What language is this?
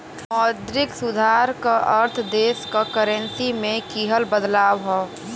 Bhojpuri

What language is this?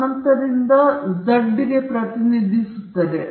Kannada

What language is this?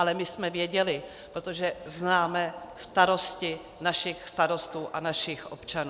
Czech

